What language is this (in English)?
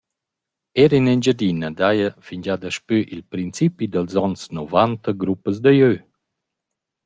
Romansh